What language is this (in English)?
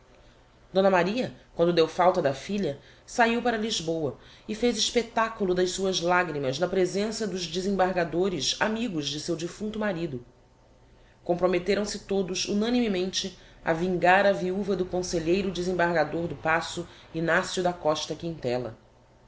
Portuguese